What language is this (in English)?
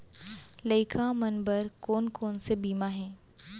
Chhattisgarhi